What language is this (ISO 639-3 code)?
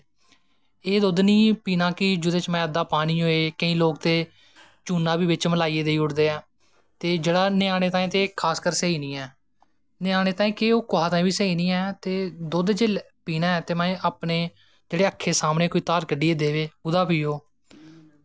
doi